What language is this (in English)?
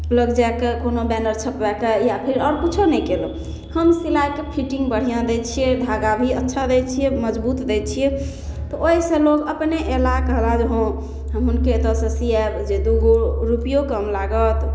Maithili